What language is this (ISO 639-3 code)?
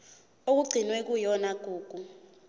zul